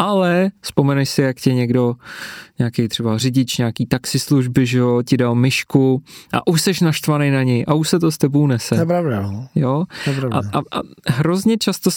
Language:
Czech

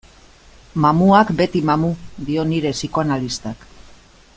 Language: Basque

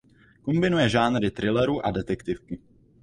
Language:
Czech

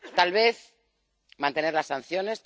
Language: Spanish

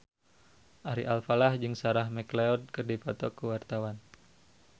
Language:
Sundanese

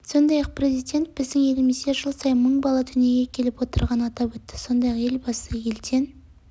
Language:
Kazakh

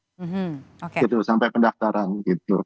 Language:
Indonesian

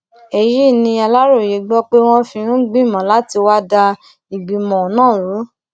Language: Yoruba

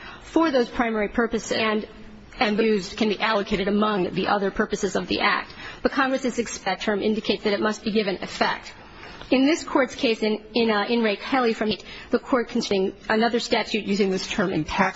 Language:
English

